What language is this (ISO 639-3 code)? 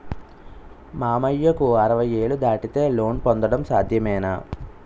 tel